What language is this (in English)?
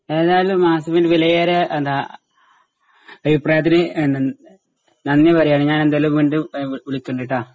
Malayalam